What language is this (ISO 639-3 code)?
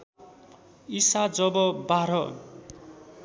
nep